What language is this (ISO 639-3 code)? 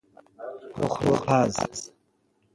fas